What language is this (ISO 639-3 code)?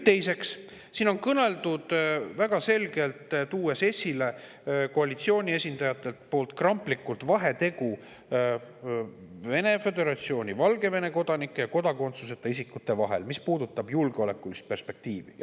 est